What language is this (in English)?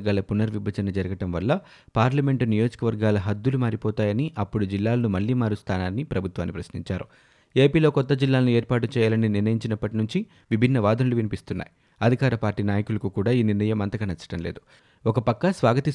Telugu